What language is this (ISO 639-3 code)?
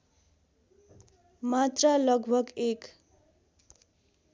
nep